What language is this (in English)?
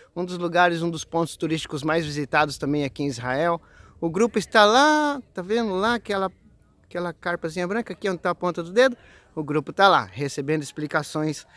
Portuguese